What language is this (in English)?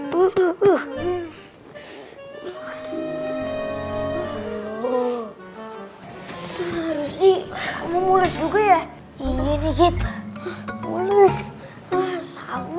Indonesian